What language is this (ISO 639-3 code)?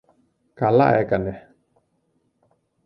ell